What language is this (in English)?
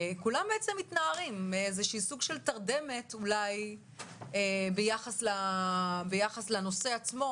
Hebrew